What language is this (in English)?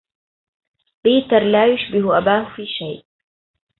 Arabic